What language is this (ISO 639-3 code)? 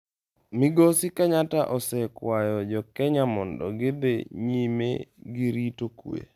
luo